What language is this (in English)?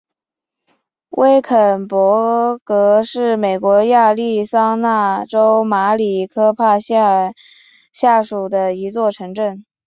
Chinese